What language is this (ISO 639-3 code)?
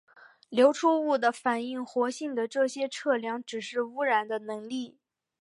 zho